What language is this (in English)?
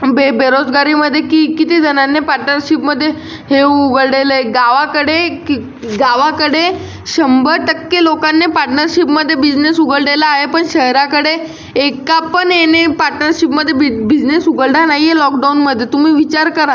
Marathi